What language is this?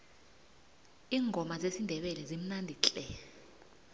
South Ndebele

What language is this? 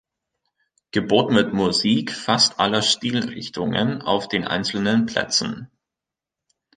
German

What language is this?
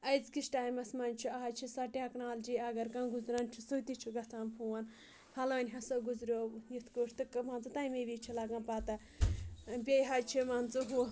Kashmiri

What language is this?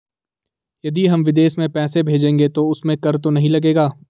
Hindi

